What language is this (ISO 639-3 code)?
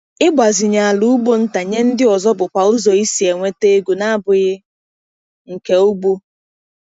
ibo